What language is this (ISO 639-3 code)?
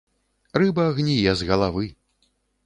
bel